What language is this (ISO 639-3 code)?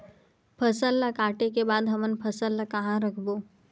hne